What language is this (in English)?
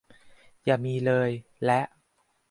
Thai